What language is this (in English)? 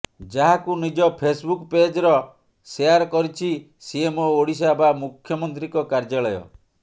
Odia